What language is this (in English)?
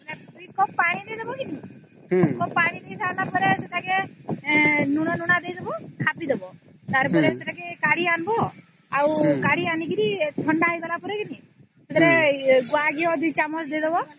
Odia